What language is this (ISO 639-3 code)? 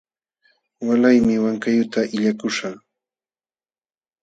qxw